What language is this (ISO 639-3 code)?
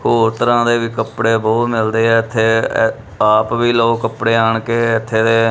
pan